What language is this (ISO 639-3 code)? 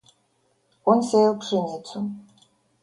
rus